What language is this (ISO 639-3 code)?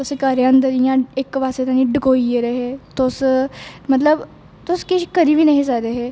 doi